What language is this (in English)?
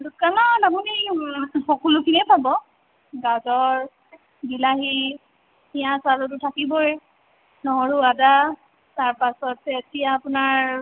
Assamese